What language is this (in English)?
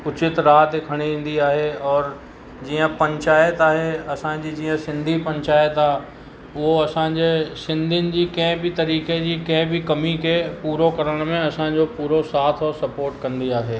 Sindhi